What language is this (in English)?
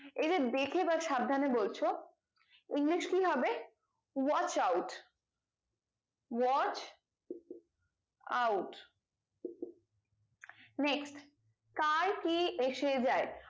Bangla